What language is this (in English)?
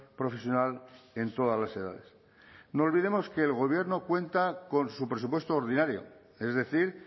Spanish